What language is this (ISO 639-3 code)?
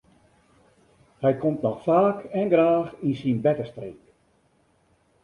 fry